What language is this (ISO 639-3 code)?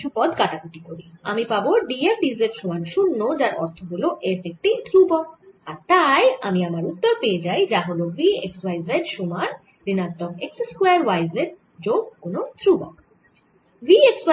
ben